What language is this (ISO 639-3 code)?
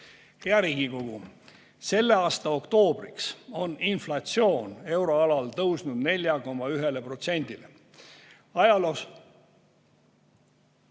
est